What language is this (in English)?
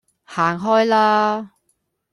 Cantonese